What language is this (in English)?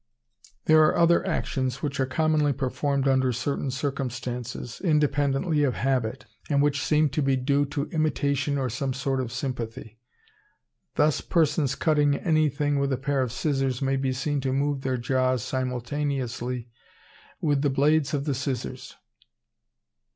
English